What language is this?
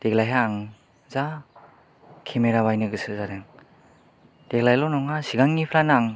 Bodo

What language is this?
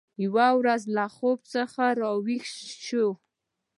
Pashto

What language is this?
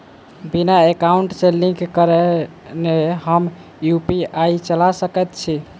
Maithili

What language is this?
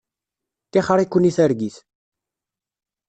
Kabyle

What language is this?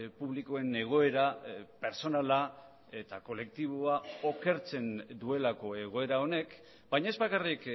Basque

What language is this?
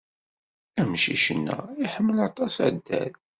Kabyle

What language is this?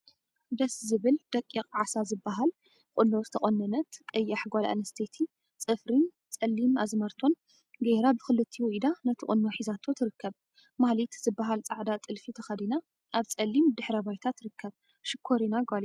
Tigrinya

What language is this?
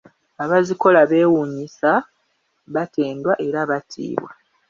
Ganda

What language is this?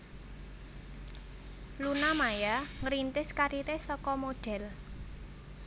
Javanese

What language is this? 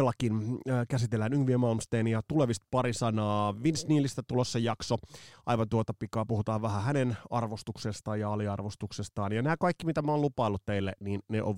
Finnish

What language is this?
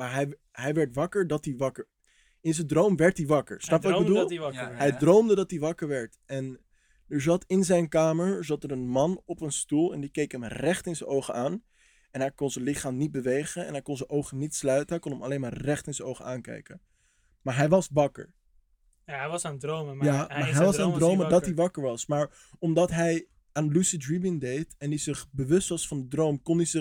Dutch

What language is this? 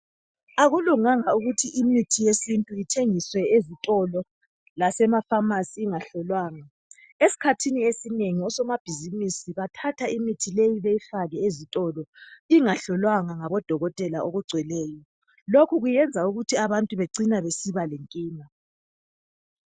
North Ndebele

